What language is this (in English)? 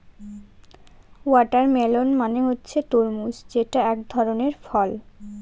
Bangla